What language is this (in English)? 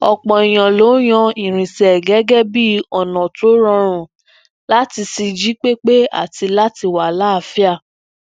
Yoruba